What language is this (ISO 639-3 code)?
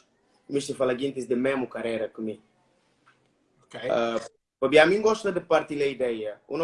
por